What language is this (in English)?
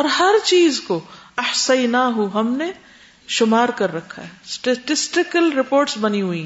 Urdu